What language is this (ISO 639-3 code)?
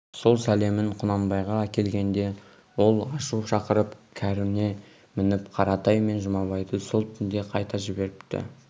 kaz